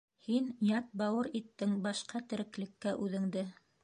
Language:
Bashkir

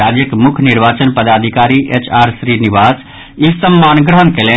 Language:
Maithili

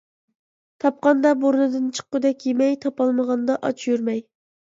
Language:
Uyghur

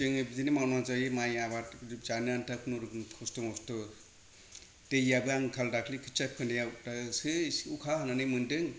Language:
Bodo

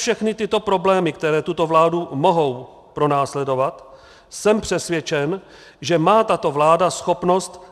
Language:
Czech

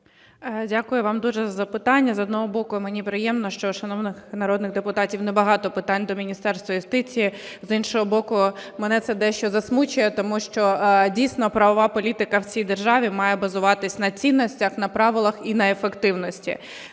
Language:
Ukrainian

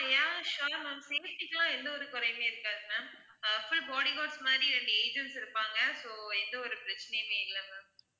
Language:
Tamil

